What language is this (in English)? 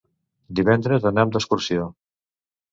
Catalan